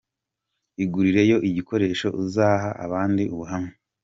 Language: Kinyarwanda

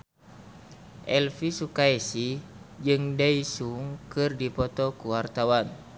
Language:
Sundanese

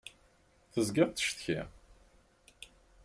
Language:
Kabyle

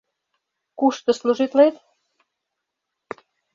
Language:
Mari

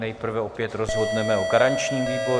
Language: Czech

